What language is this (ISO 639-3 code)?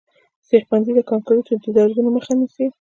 pus